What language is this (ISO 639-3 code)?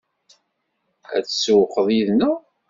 kab